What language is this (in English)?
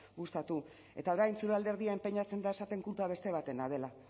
Basque